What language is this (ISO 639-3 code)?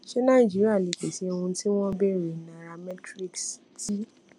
yor